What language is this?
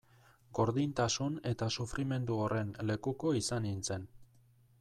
Basque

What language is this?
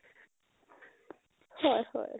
Assamese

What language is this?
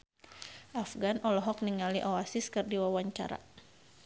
Sundanese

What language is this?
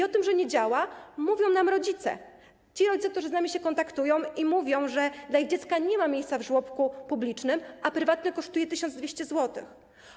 Polish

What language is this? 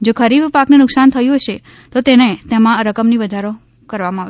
Gujarati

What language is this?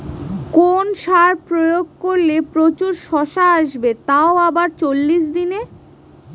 Bangla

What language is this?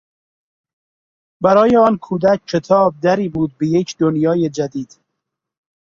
Persian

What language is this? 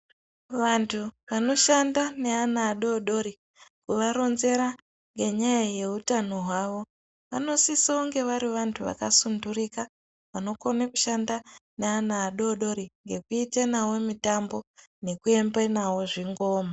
Ndau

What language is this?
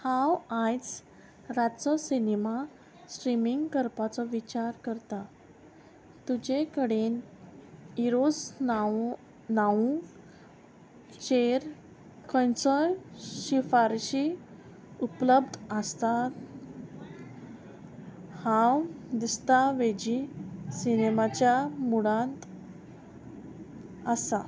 Konkani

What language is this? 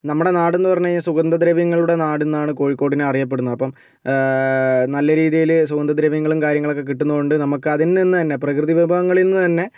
Malayalam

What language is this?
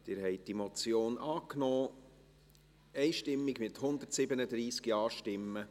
Swiss German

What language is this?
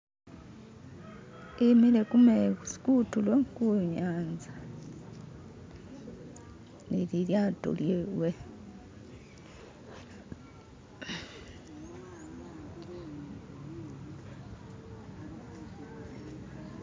Masaaba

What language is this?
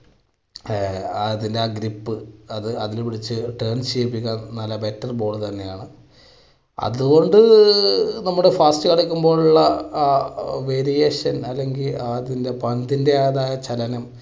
Malayalam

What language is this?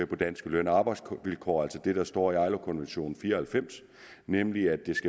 Danish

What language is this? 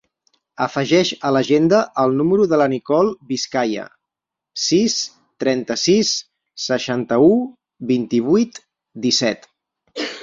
Catalan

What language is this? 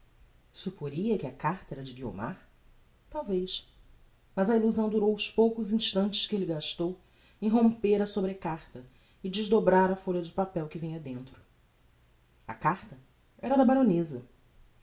Portuguese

